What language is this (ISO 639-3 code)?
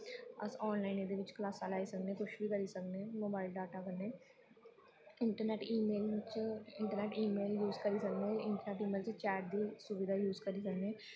doi